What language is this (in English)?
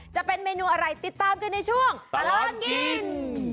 Thai